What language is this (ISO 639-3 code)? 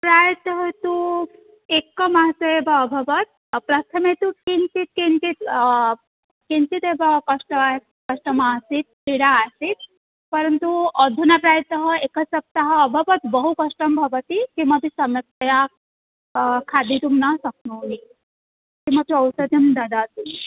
san